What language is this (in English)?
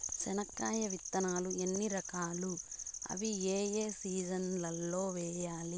Telugu